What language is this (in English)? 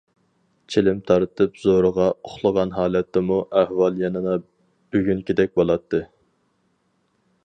Uyghur